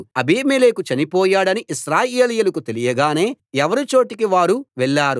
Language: Telugu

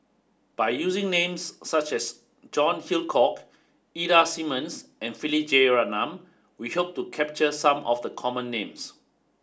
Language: English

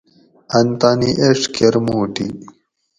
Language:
Gawri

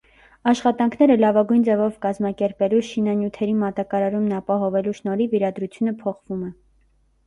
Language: Armenian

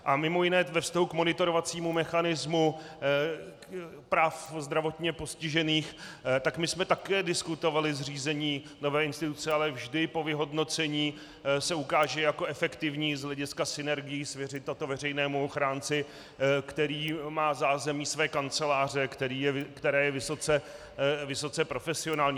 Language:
Czech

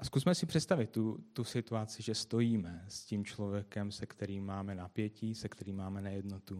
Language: Czech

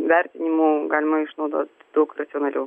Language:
Lithuanian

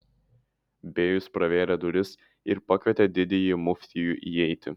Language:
Lithuanian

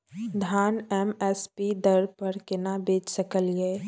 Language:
Maithili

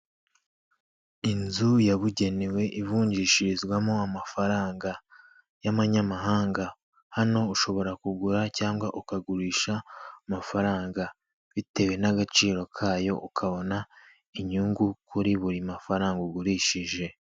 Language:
Kinyarwanda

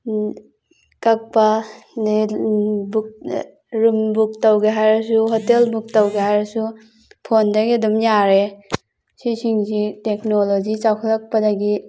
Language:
Manipuri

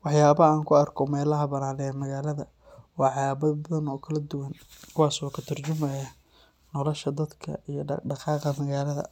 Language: Somali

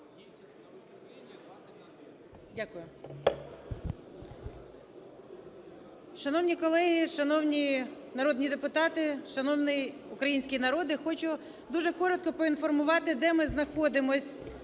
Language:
Ukrainian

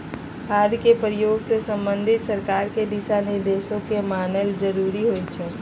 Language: Magahi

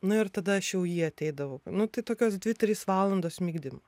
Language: Lithuanian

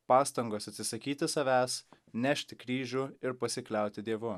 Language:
Lithuanian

